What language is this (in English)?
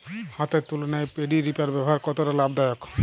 Bangla